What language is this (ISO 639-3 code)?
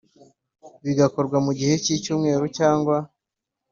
kin